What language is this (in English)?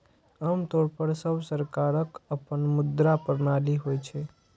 Maithili